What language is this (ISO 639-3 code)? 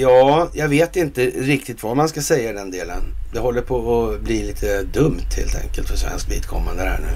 swe